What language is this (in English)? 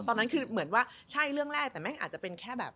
Thai